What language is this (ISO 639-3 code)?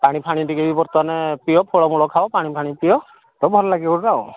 ori